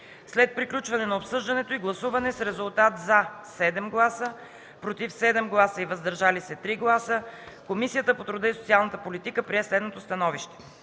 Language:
Bulgarian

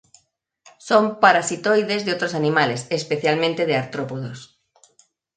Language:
Spanish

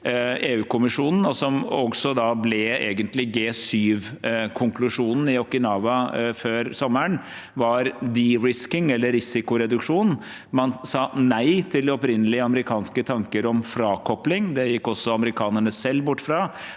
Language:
Norwegian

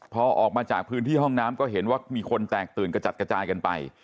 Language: Thai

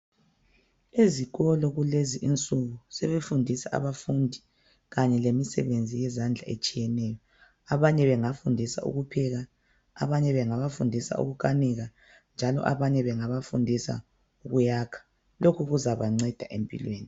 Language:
North Ndebele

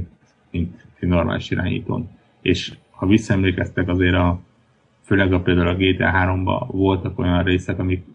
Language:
Hungarian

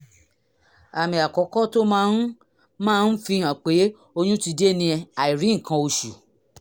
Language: Yoruba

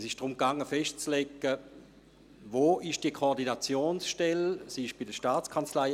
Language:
Swiss German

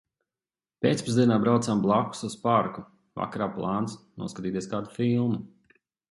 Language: Latvian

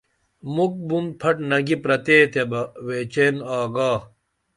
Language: Dameli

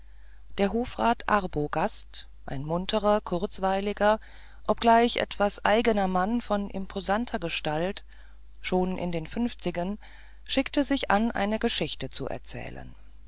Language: German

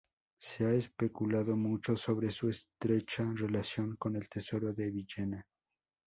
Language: Spanish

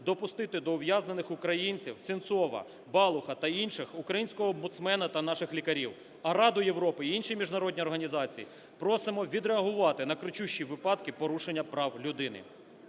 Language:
Ukrainian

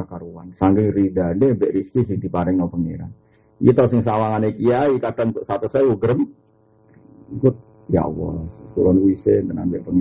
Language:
Malay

